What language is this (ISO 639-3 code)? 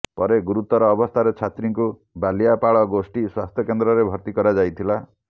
ori